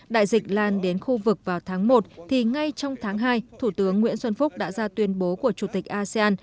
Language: Vietnamese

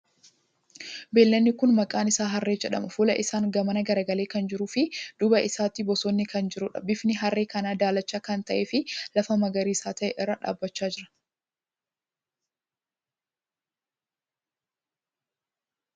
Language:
Oromo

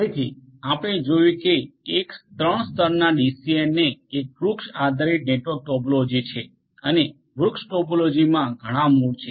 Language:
Gujarati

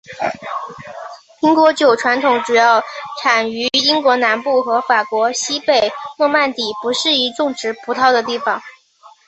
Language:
Chinese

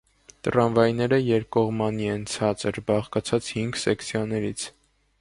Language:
Armenian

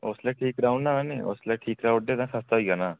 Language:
Dogri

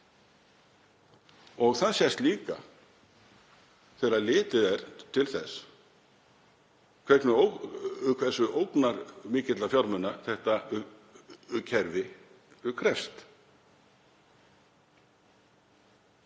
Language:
Icelandic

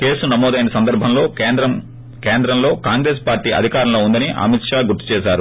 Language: Telugu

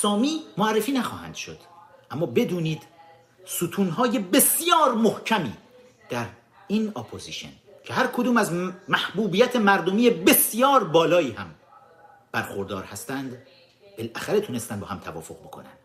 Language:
Persian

